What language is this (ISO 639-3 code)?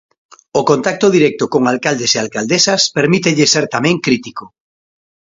glg